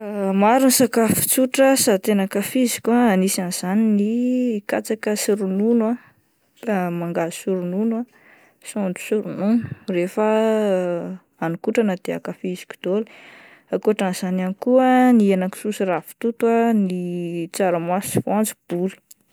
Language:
Malagasy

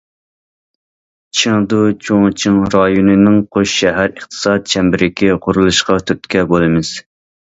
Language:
Uyghur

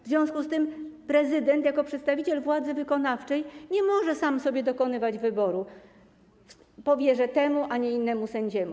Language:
Polish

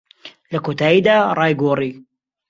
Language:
Central Kurdish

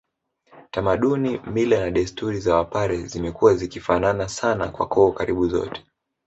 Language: Swahili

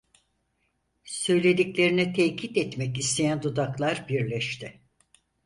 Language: Turkish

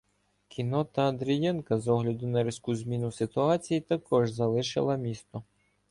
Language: Ukrainian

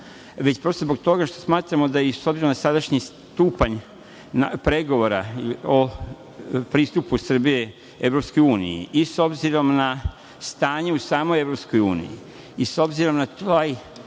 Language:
Serbian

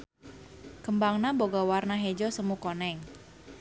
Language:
Sundanese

